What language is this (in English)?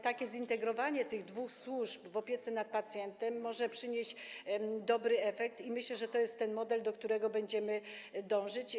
Polish